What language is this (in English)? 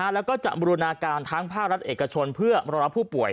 Thai